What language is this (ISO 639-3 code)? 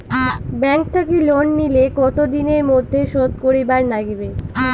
ben